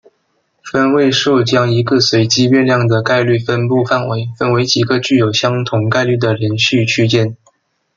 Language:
Chinese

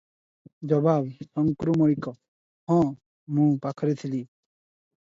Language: Odia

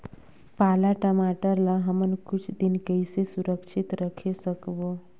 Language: Chhattisgarhi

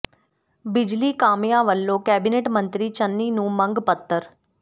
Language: Punjabi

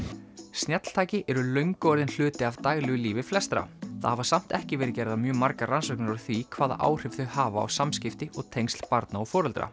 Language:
Icelandic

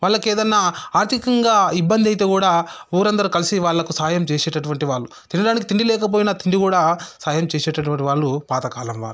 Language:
Telugu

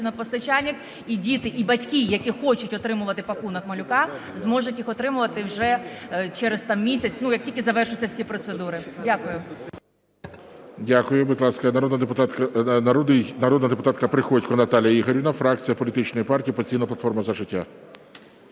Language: Ukrainian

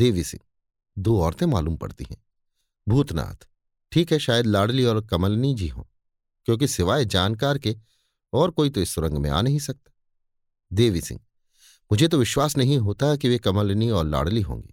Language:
Hindi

